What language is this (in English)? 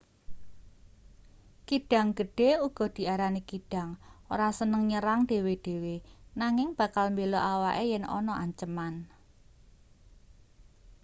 Javanese